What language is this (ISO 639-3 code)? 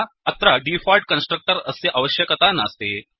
san